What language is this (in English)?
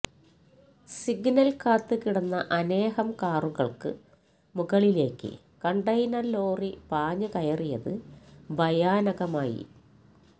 Malayalam